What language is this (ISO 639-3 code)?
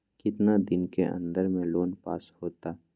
mag